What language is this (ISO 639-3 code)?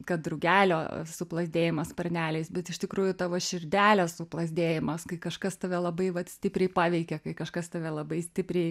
lit